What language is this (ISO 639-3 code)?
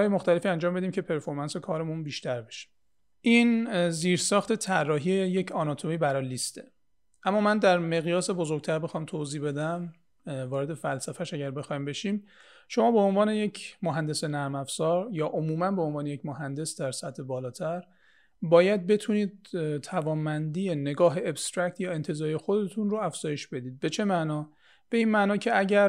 fas